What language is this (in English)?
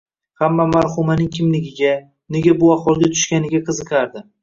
Uzbek